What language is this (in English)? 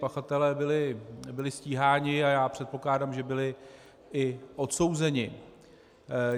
Czech